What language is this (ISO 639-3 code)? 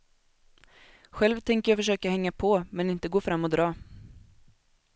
swe